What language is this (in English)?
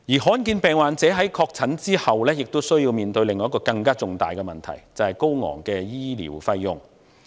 Cantonese